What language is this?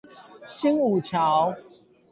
Chinese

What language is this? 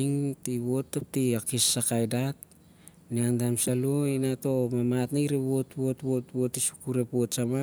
Siar-Lak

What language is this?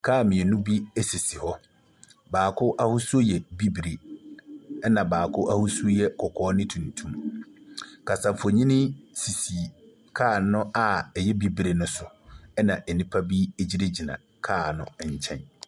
Akan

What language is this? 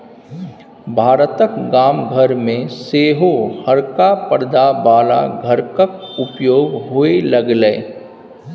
Maithili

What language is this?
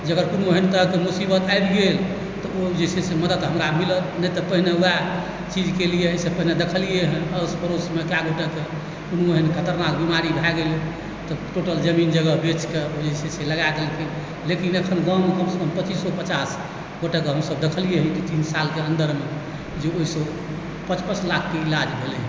Maithili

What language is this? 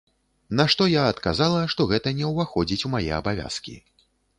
Belarusian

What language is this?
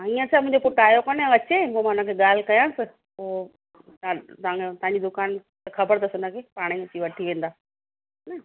Sindhi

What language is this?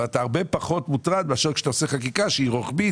Hebrew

